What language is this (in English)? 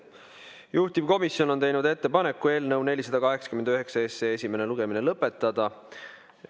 Estonian